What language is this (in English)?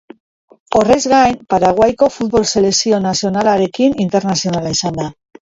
Basque